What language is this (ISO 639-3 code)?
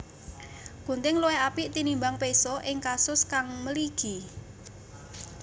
jav